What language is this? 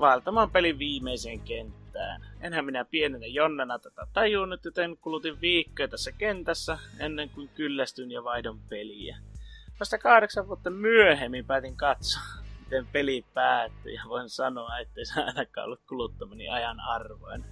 Finnish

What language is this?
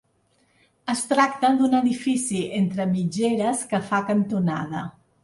Catalan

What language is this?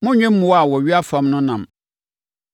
Akan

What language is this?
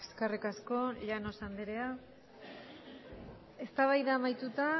Basque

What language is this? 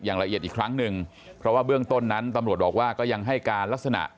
Thai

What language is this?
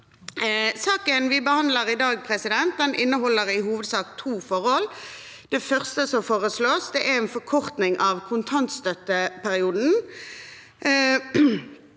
Norwegian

